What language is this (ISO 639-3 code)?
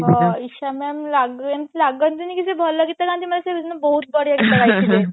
ori